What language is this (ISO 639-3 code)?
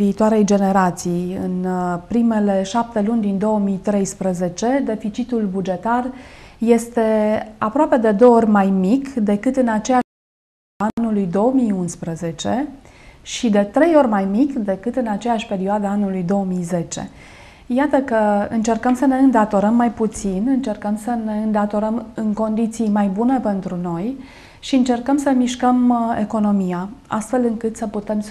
ron